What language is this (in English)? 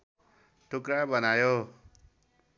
Nepali